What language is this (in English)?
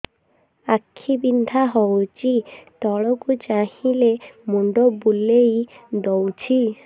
Odia